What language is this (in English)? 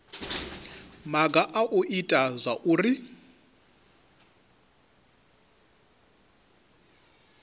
Venda